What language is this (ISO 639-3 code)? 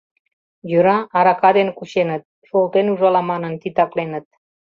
chm